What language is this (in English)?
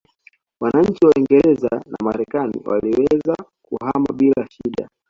Swahili